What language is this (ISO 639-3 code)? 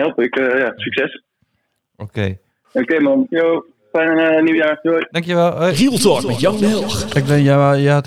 nld